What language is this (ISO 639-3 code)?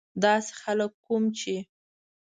pus